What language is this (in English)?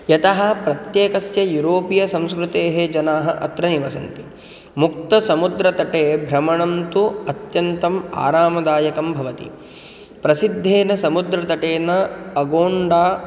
Sanskrit